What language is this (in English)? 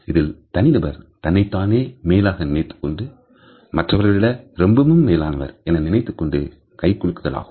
Tamil